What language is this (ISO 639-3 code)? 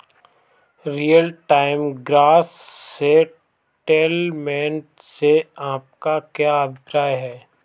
hin